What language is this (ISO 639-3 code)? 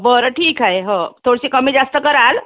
mar